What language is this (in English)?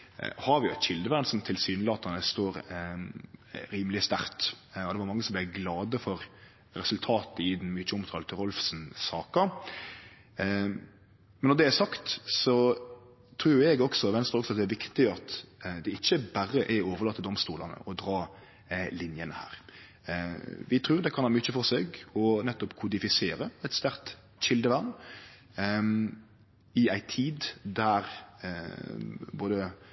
Norwegian Nynorsk